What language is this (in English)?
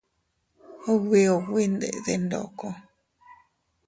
Teutila Cuicatec